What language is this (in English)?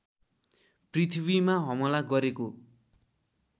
Nepali